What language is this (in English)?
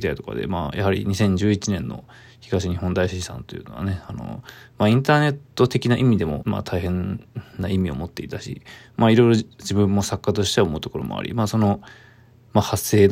Japanese